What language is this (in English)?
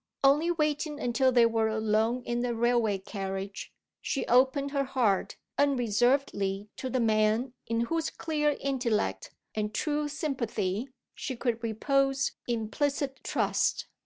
English